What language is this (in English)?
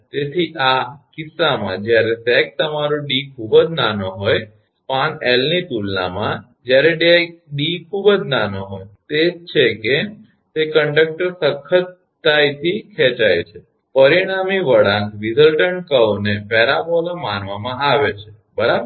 Gujarati